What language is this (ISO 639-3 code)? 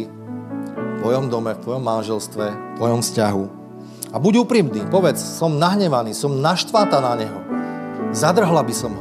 slk